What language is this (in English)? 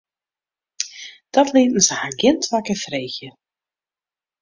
Western Frisian